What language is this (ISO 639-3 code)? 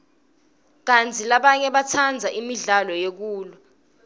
ssw